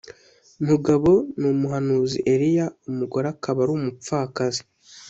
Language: Kinyarwanda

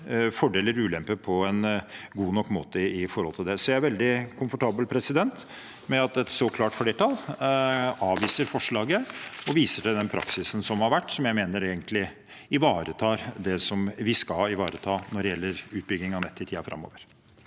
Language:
Norwegian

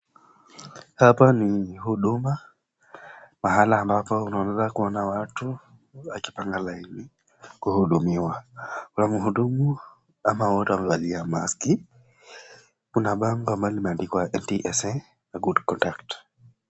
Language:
Swahili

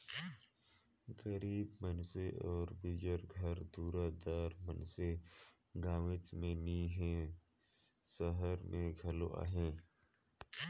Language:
Chhattisgarhi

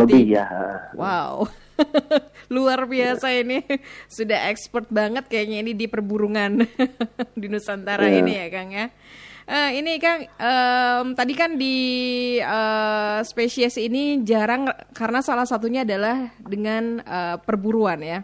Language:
Indonesian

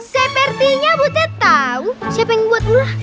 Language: Indonesian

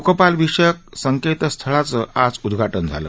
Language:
Marathi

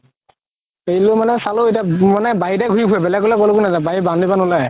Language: Assamese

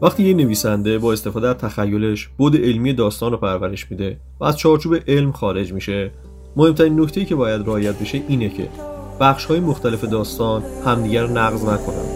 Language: Persian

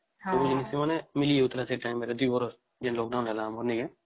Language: Odia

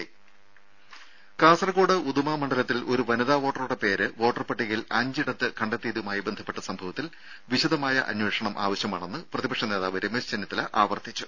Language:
Malayalam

